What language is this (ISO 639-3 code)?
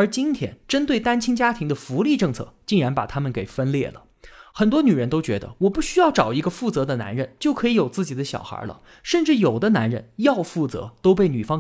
zho